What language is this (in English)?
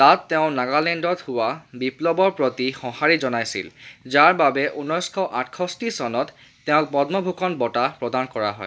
Assamese